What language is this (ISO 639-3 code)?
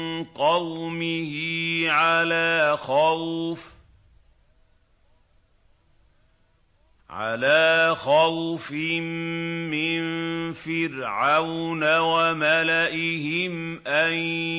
ara